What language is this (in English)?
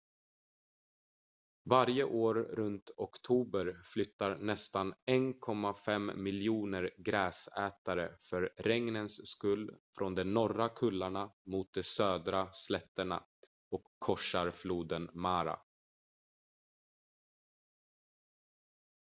Swedish